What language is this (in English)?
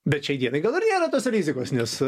Lithuanian